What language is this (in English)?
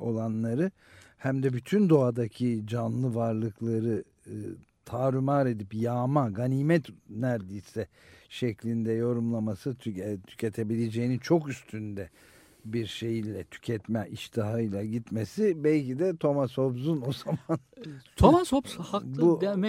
Turkish